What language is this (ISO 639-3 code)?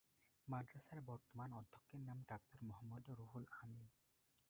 ben